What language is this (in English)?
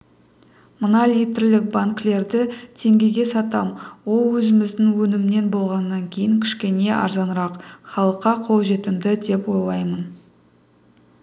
Kazakh